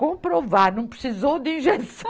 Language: Portuguese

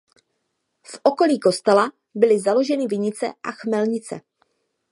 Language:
Czech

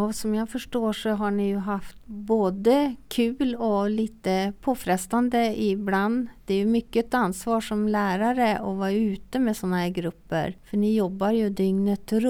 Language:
Swedish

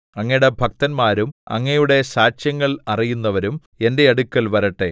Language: Malayalam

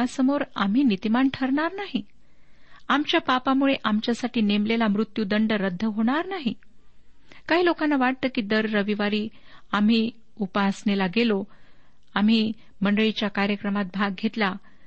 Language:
Marathi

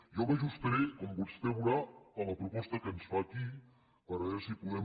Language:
Catalan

